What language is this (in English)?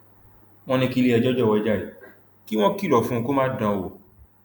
Yoruba